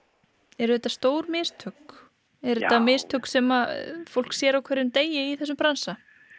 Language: Icelandic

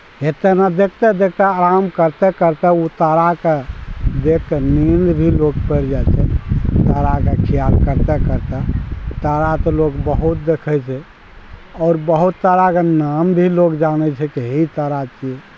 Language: Maithili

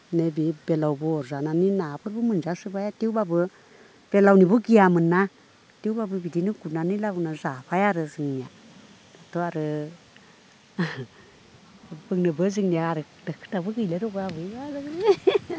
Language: Bodo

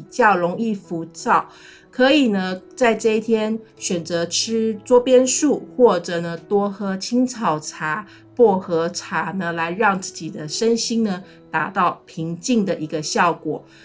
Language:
Chinese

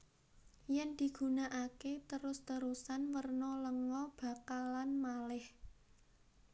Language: Javanese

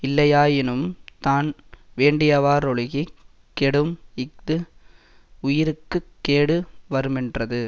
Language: Tamil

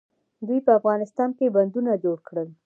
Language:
Pashto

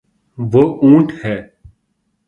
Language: Urdu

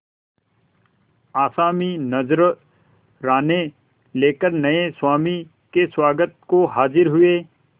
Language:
Hindi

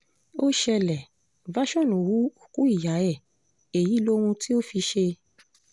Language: Yoruba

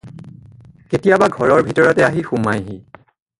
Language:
Assamese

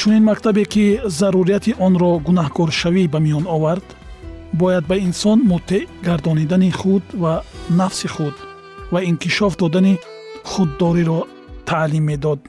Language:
Persian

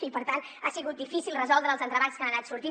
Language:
Catalan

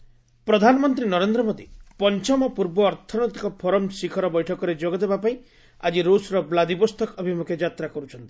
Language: Odia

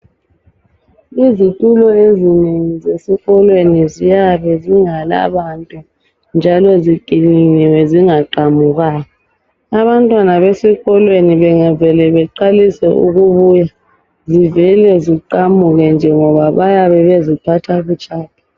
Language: North Ndebele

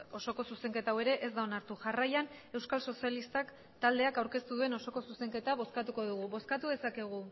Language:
Basque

